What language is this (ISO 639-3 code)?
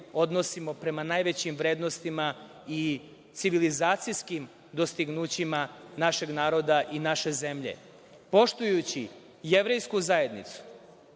srp